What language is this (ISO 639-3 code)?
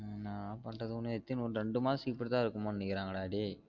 tam